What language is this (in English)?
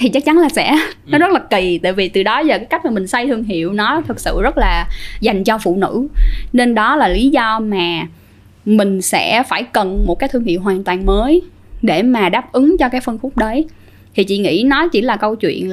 Vietnamese